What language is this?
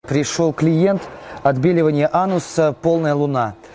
Russian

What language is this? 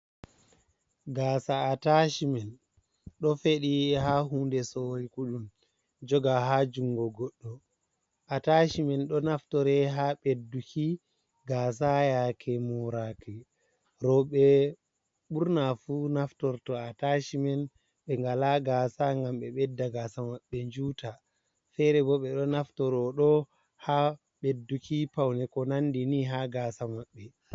Fula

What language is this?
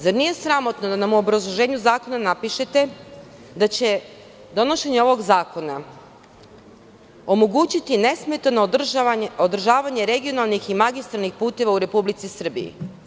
Serbian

